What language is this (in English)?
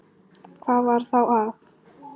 Icelandic